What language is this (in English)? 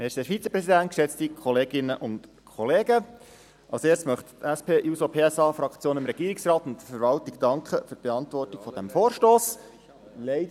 Swiss German